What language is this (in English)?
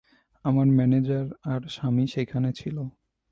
Bangla